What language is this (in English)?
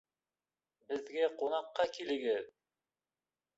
Bashkir